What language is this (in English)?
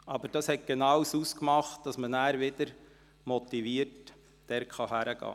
Swiss German